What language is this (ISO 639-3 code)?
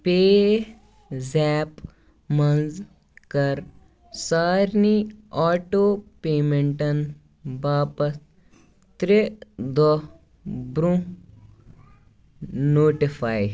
kas